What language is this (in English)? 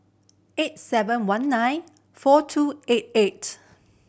English